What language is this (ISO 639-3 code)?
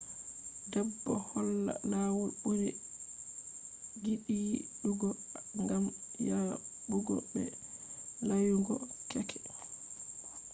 ful